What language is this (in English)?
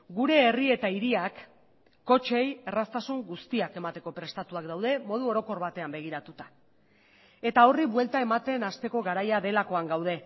Basque